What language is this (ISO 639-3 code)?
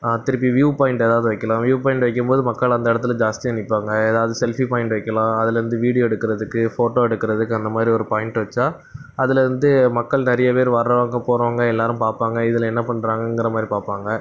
tam